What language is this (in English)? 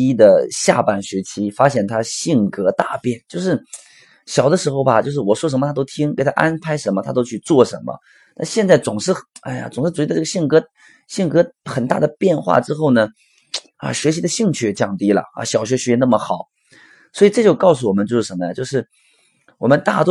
Chinese